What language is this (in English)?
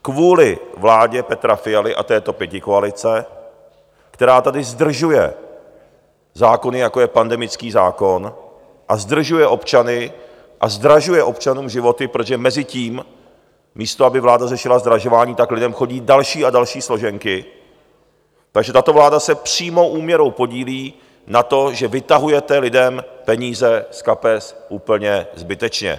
Czech